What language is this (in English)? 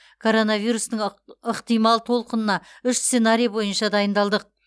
Kazakh